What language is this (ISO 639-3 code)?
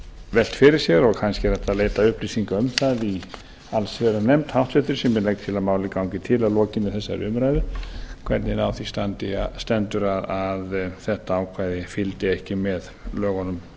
isl